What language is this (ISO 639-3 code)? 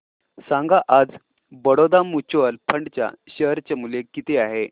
mar